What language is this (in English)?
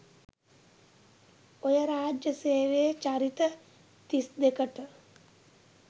Sinhala